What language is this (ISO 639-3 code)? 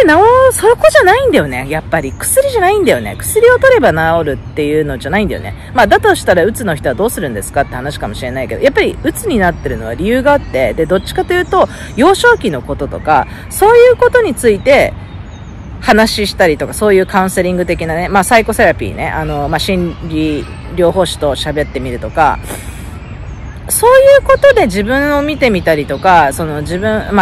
jpn